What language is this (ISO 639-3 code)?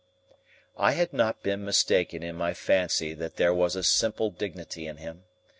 eng